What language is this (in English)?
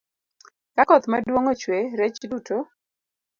Luo (Kenya and Tanzania)